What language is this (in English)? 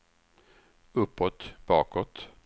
Swedish